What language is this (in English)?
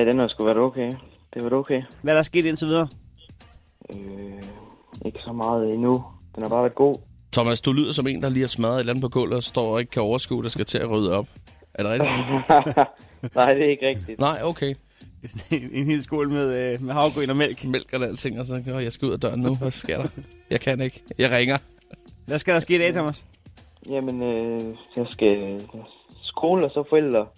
Danish